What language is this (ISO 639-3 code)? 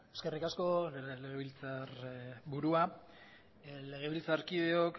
eus